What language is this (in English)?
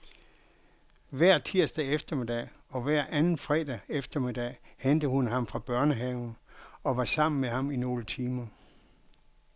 Danish